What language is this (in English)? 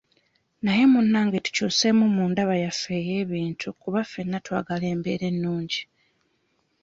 Ganda